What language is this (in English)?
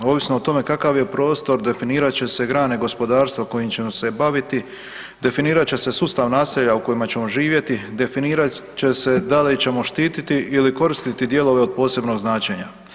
Croatian